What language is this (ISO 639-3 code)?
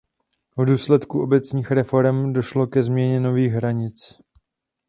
ces